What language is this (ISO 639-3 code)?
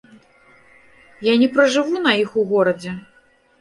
bel